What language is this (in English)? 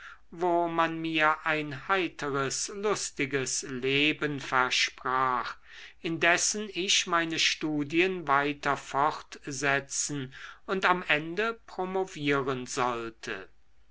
German